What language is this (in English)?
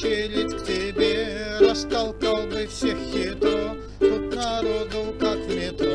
Russian